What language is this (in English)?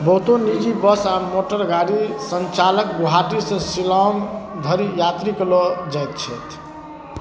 Maithili